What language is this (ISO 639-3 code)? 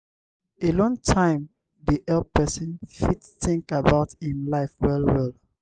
pcm